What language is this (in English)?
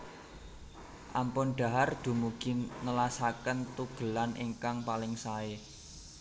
Javanese